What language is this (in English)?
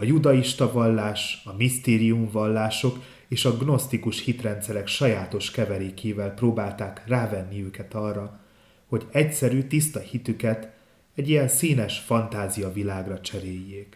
Hungarian